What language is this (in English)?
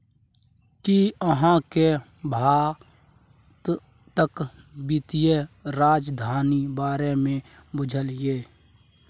Maithili